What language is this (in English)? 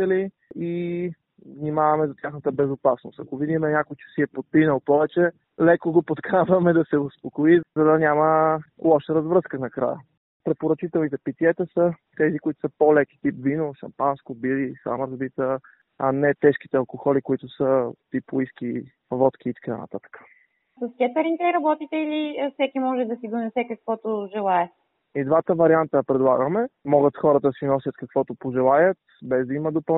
Bulgarian